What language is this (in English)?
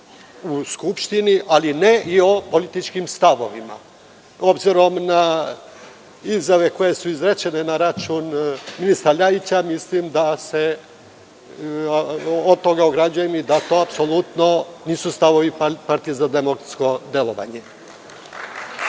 Serbian